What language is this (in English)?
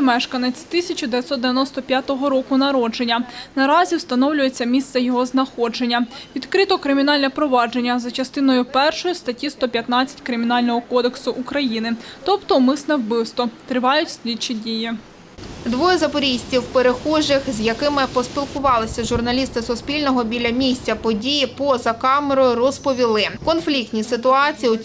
Ukrainian